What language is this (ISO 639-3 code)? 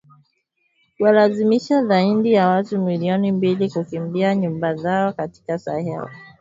swa